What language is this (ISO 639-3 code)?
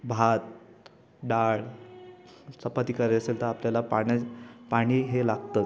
mar